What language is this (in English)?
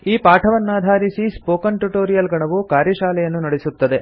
Kannada